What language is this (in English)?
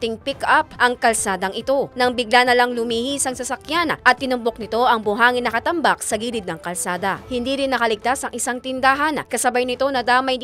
Filipino